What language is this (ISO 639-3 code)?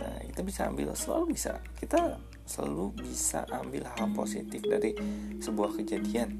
ind